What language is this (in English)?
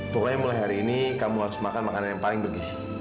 Indonesian